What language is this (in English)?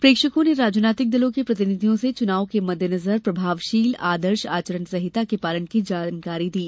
Hindi